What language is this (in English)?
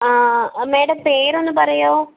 Malayalam